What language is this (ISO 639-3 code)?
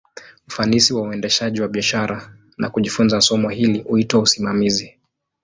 swa